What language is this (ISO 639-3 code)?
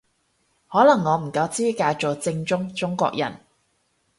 yue